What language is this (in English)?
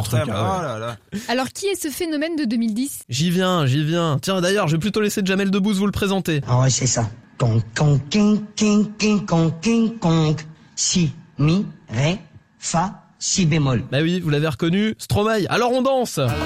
French